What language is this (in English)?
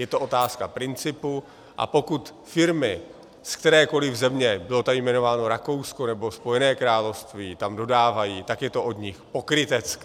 Czech